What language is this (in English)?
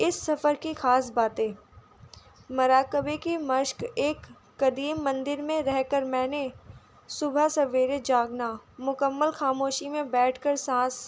Urdu